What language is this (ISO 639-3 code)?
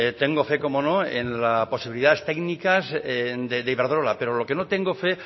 spa